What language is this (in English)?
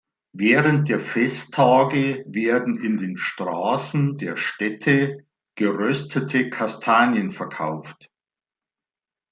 German